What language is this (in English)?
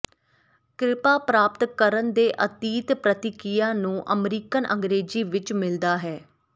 Punjabi